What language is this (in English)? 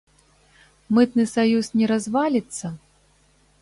Belarusian